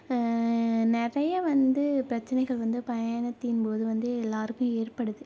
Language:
Tamil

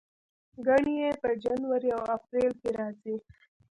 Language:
Pashto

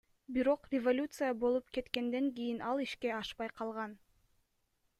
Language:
Kyrgyz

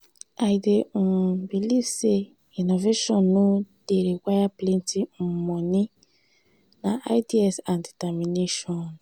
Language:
Nigerian Pidgin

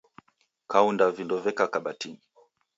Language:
Taita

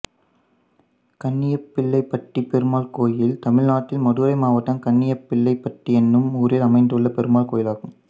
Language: Tamil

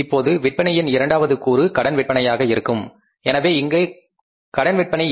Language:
Tamil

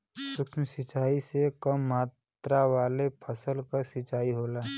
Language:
Bhojpuri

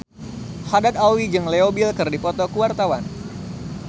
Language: Sundanese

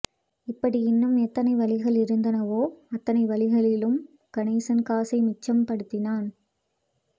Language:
Tamil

